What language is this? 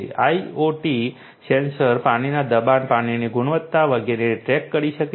Gujarati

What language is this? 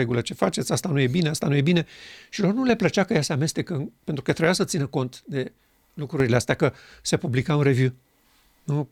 Romanian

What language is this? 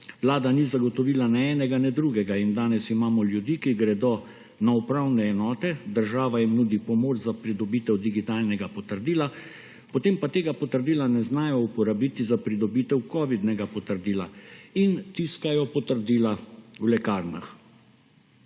Slovenian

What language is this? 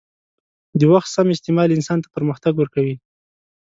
Pashto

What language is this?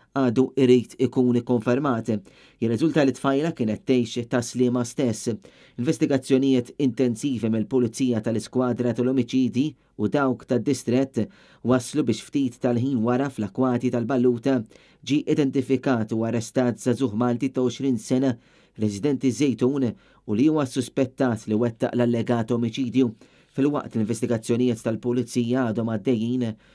Romanian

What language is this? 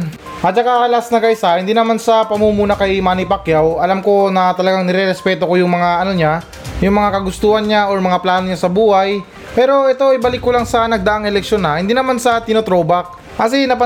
Filipino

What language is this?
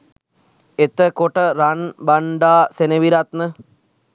Sinhala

